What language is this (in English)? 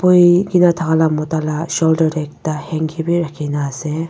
Naga Pidgin